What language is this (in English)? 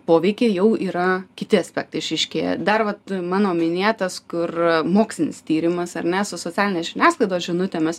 Lithuanian